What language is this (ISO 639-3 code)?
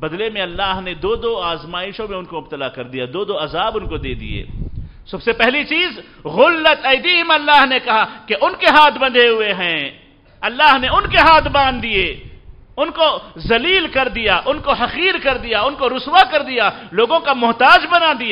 ara